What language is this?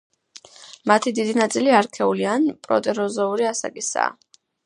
Georgian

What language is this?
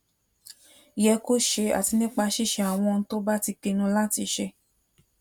Yoruba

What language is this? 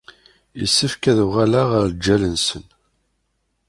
Kabyle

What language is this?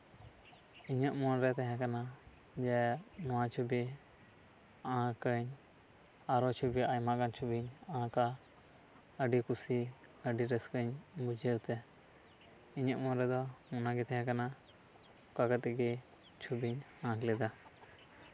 Santali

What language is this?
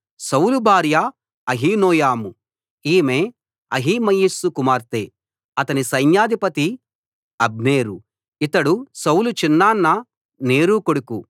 Telugu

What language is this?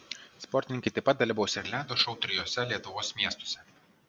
Lithuanian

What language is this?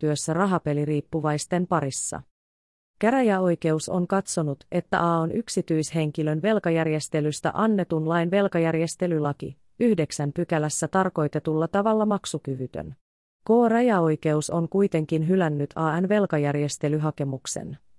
Finnish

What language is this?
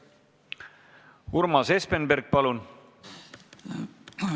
Estonian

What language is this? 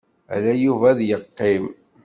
Kabyle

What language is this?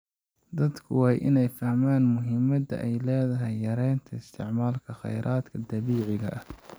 Somali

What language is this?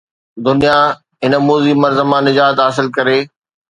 Sindhi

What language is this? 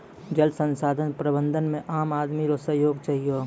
Maithili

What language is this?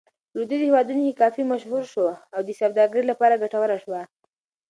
Pashto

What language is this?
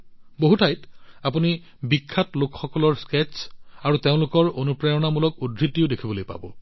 Assamese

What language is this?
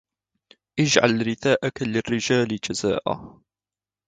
Arabic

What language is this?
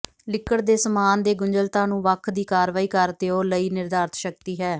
Punjabi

